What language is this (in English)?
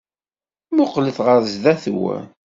Kabyle